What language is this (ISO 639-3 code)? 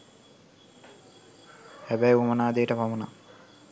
sin